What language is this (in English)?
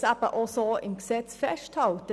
Swiss German